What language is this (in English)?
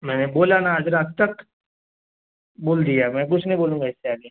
Urdu